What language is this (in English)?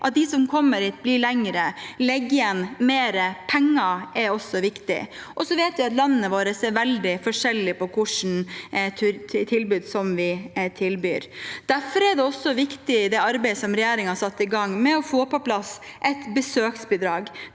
Norwegian